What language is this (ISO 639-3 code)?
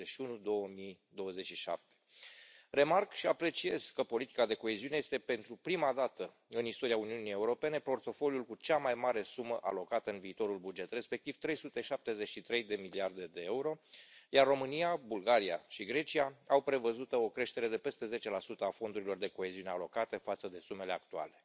ron